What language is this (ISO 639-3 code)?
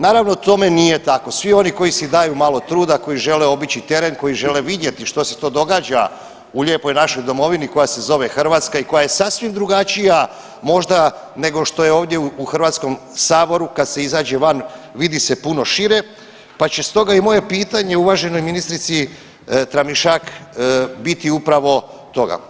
hrv